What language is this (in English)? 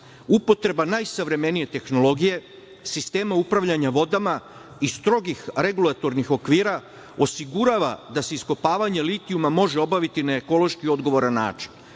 Serbian